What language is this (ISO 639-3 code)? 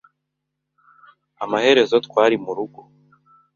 kin